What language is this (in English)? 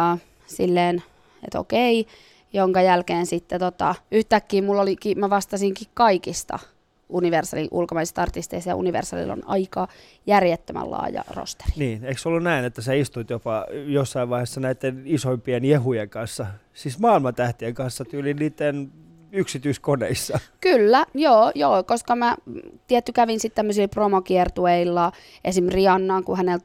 Finnish